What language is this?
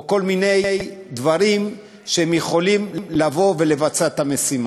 Hebrew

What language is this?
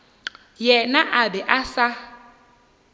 Northern Sotho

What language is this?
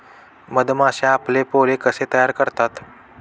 Marathi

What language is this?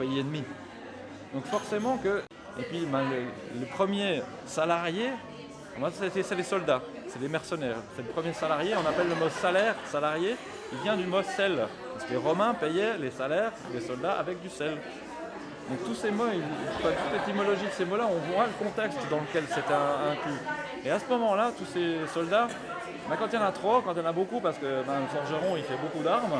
French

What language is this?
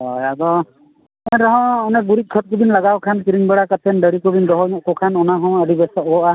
Santali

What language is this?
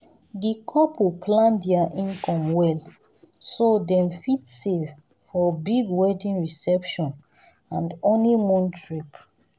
Nigerian Pidgin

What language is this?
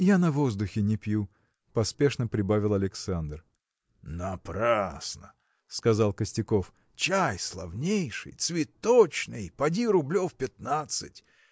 Russian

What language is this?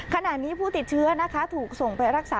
Thai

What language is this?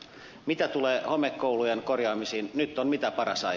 Finnish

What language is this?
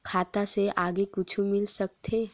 Chhattisgarhi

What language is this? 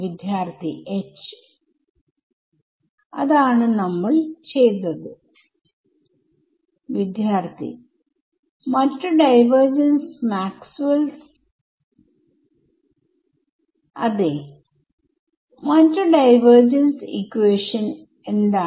Malayalam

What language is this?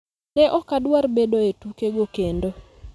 Luo (Kenya and Tanzania)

